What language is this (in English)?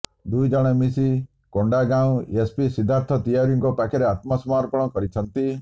Odia